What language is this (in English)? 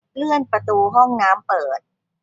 Thai